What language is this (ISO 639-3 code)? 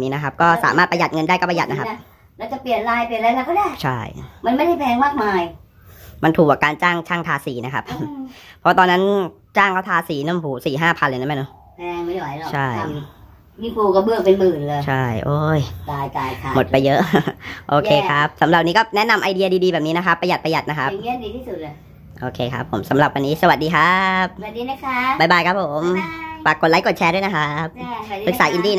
tha